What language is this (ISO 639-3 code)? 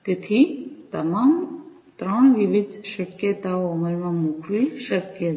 guj